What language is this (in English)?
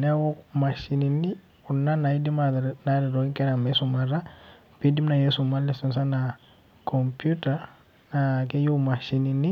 Masai